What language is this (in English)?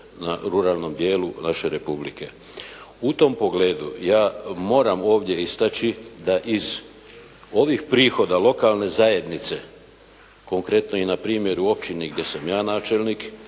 Croatian